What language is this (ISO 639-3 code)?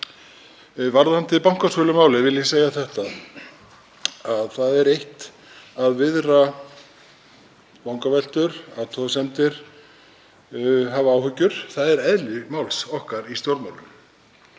isl